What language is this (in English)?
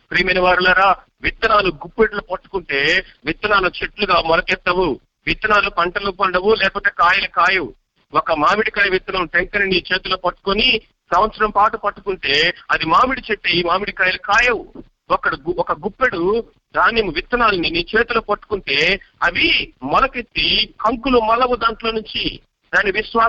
Telugu